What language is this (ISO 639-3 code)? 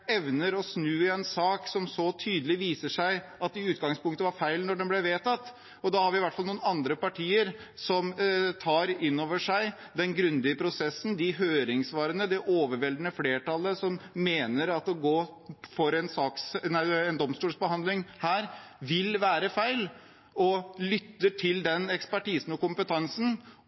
nob